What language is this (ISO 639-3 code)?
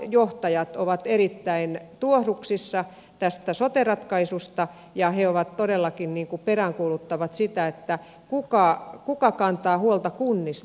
fin